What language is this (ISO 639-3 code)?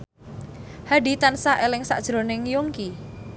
jav